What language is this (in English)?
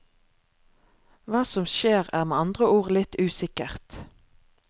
Norwegian